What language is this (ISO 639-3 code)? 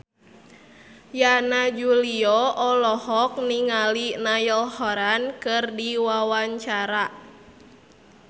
sun